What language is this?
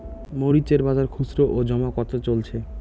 Bangla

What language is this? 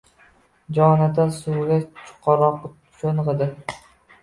Uzbek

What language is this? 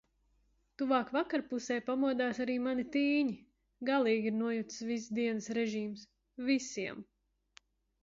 Latvian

